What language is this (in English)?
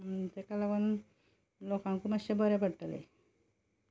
Konkani